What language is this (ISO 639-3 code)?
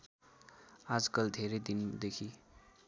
nep